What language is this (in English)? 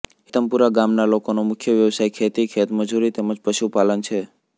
Gujarati